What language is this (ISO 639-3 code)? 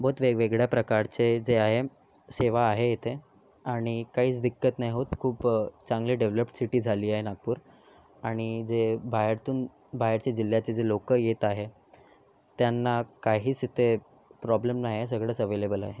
mar